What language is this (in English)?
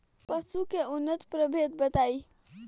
Bhojpuri